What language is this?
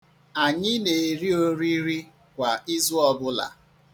Igbo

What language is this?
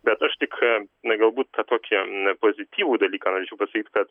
Lithuanian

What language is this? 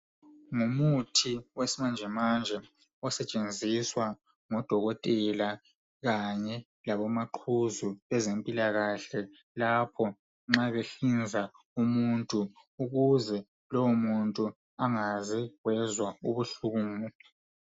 North Ndebele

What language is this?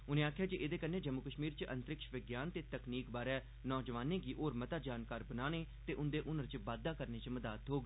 Dogri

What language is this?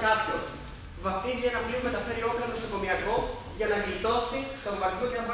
Greek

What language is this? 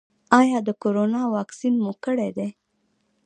Pashto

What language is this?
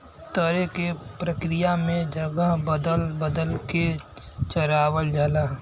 Bhojpuri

